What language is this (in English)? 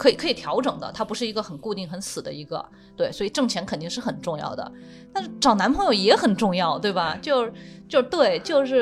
Chinese